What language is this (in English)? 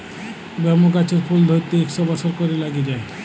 Bangla